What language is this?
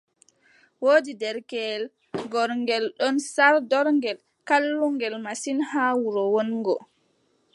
Adamawa Fulfulde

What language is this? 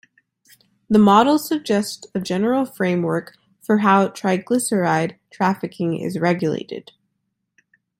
English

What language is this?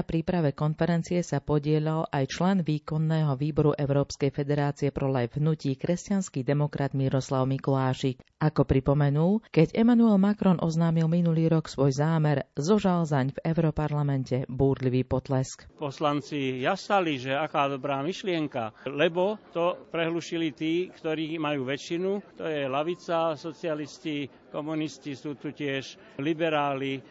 Slovak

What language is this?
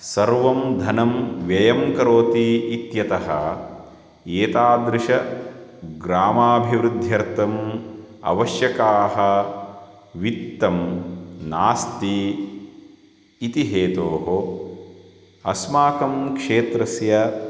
Sanskrit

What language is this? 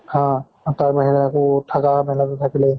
Assamese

